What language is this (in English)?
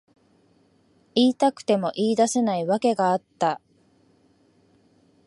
Japanese